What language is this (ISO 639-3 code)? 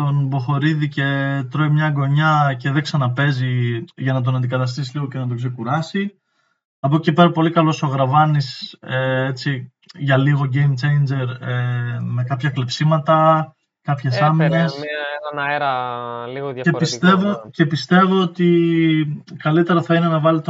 ell